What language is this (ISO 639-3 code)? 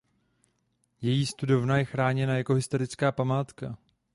ces